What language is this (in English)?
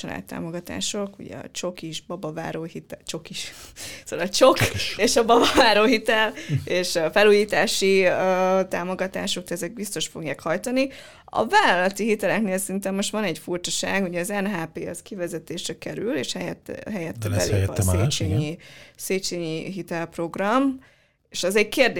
Hungarian